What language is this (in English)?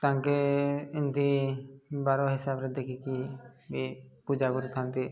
Odia